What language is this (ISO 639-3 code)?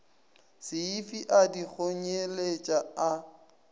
nso